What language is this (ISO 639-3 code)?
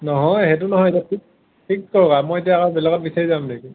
asm